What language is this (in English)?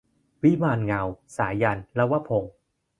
Thai